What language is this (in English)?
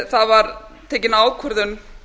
Icelandic